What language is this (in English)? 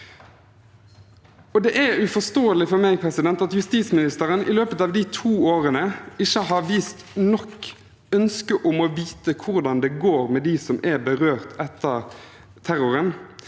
Norwegian